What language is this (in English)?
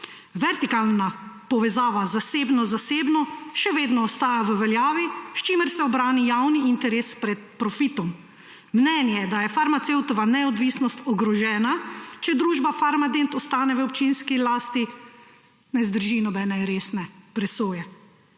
Slovenian